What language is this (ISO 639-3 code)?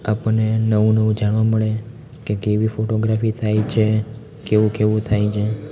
guj